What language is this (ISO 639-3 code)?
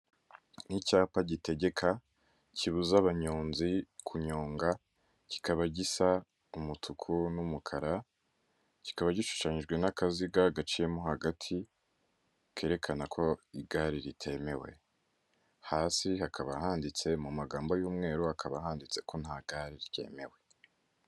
kin